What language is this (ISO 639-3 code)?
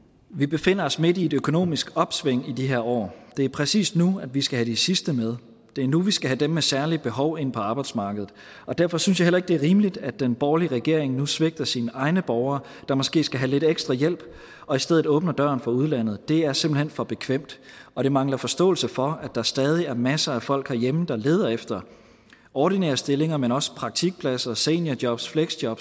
dan